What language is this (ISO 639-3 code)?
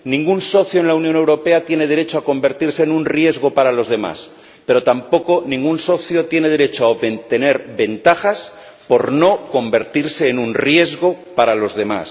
spa